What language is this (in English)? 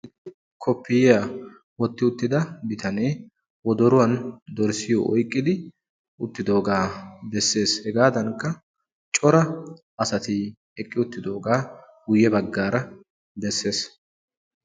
Wolaytta